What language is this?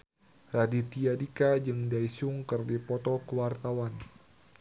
Sundanese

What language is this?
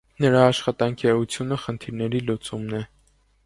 Armenian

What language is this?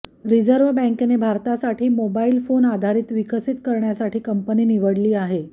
Marathi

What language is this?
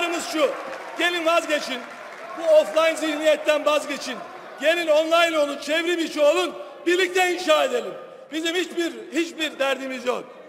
Turkish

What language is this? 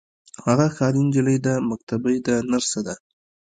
Pashto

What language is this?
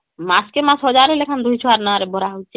Odia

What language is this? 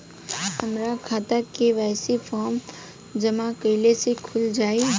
Bhojpuri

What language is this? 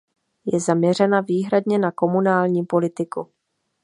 Czech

